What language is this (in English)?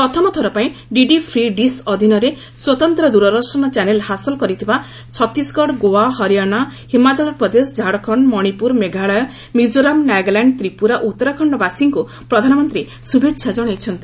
Odia